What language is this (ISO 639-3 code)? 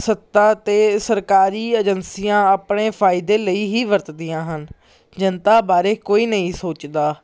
pan